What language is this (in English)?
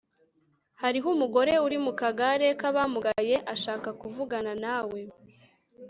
Kinyarwanda